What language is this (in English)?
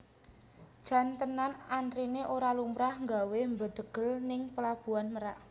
Javanese